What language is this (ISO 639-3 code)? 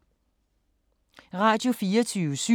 dan